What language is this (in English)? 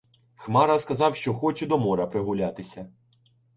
Ukrainian